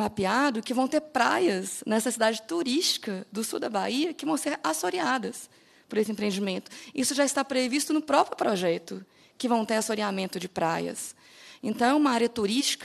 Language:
Portuguese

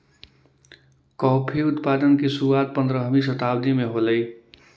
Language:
Magahi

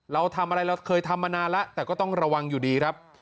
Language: Thai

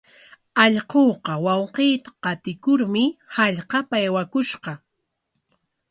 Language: Corongo Ancash Quechua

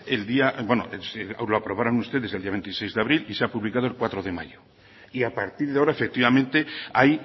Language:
Spanish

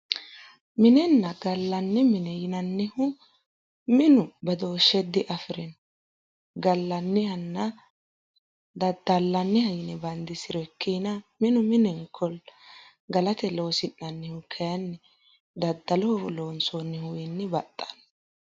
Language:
Sidamo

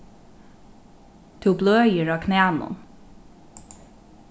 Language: Faroese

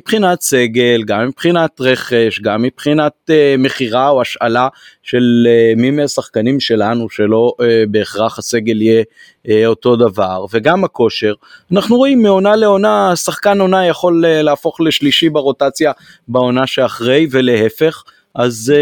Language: Hebrew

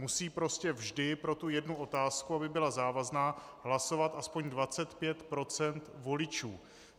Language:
Czech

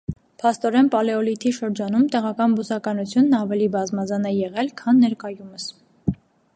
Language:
Armenian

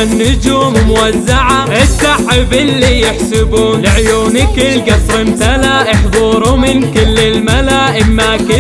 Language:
Arabic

